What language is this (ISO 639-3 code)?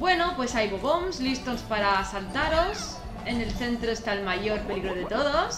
spa